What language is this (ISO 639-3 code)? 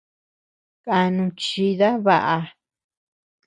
cux